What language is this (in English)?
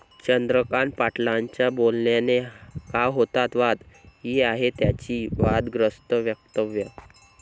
Marathi